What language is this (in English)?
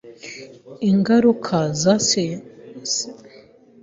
Kinyarwanda